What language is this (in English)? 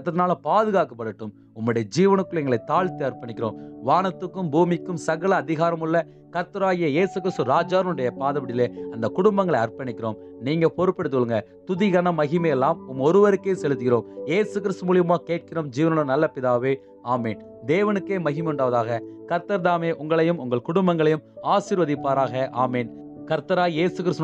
Romanian